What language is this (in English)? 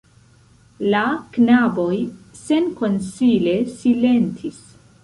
Esperanto